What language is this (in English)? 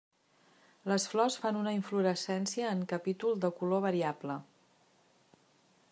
Catalan